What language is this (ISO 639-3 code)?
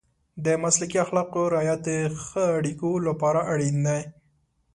pus